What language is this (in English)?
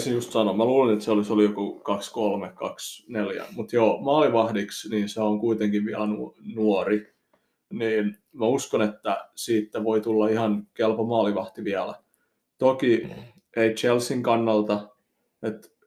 Finnish